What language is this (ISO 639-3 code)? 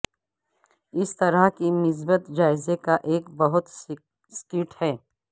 urd